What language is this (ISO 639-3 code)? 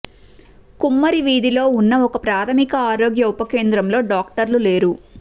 tel